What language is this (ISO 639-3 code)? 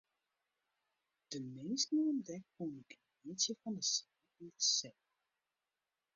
fry